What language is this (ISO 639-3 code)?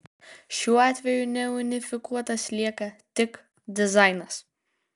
lit